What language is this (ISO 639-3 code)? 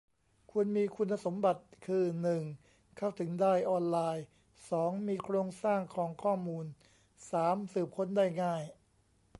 tha